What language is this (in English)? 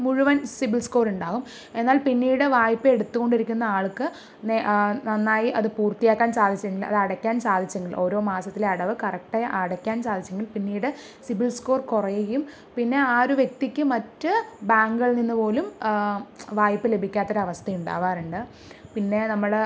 Malayalam